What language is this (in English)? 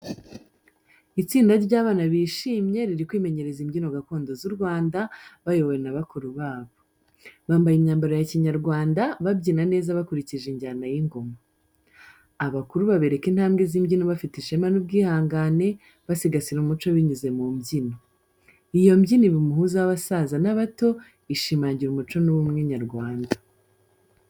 Kinyarwanda